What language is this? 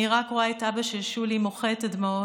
Hebrew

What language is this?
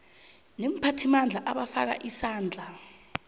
South Ndebele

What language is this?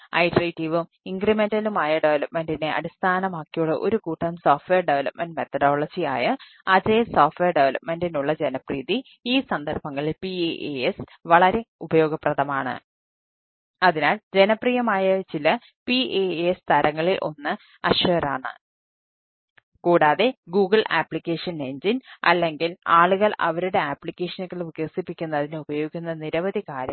Malayalam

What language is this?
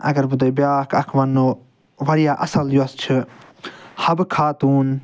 Kashmiri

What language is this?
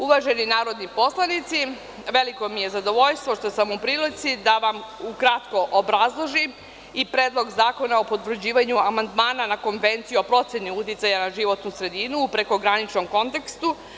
Serbian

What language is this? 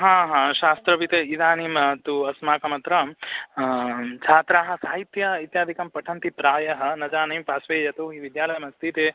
Sanskrit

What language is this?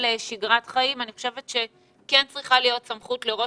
Hebrew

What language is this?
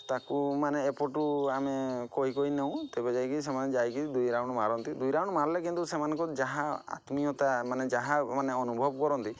Odia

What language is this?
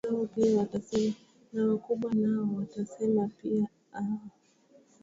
Swahili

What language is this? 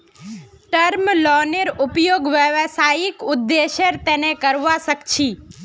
Magahi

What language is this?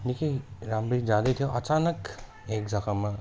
Nepali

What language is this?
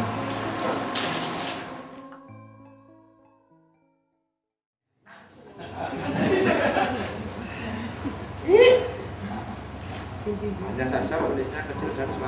Indonesian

